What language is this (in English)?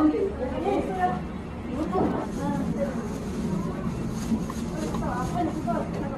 Korean